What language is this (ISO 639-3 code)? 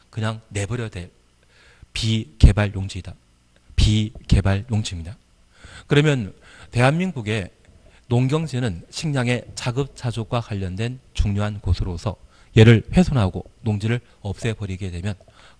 kor